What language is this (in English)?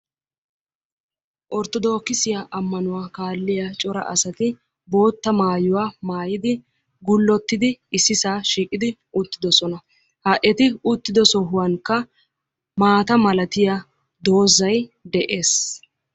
Wolaytta